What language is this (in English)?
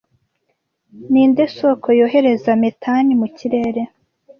Kinyarwanda